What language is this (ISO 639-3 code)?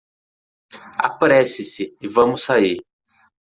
por